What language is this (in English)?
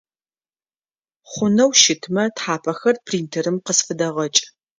Adyghe